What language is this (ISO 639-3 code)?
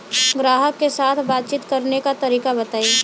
bho